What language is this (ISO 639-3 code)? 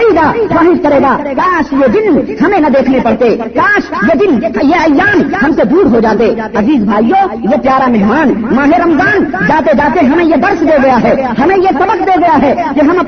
urd